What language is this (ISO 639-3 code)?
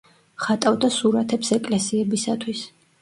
kat